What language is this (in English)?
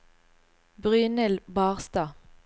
Norwegian